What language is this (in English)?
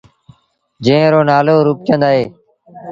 Sindhi Bhil